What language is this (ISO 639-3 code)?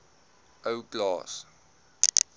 afr